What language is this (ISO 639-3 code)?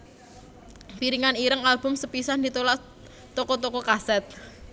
jav